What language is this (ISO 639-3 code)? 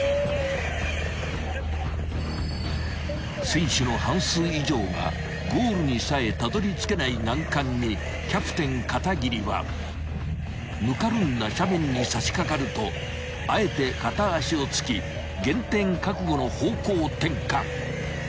jpn